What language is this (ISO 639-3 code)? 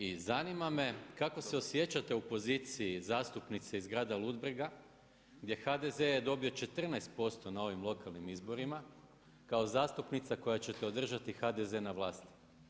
hrv